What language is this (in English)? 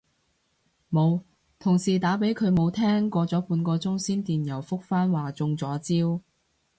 Cantonese